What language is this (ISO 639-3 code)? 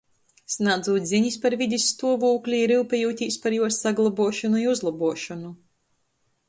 ltg